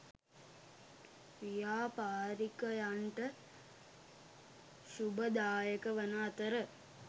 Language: Sinhala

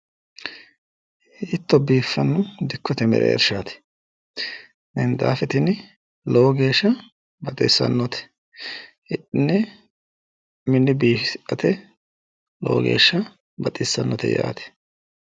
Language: Sidamo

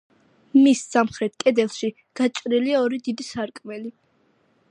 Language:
Georgian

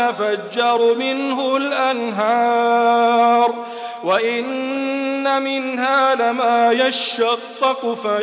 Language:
Arabic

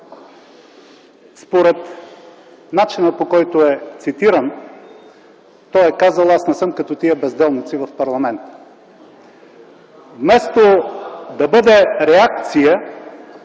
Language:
Bulgarian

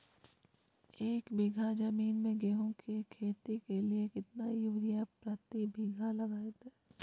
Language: Magahi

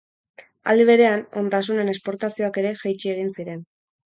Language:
Basque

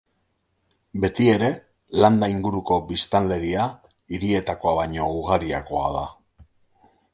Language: Basque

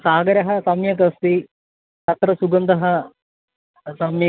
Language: Sanskrit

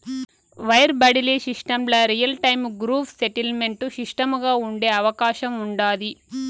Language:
Telugu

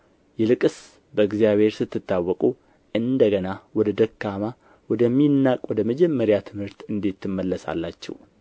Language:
Amharic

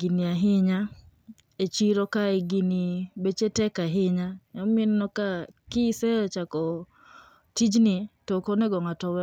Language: Luo (Kenya and Tanzania)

